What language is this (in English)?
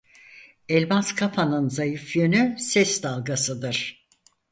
Turkish